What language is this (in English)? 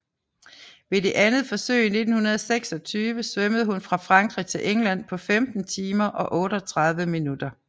Danish